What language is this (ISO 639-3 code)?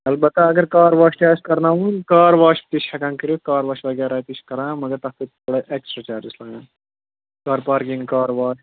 kas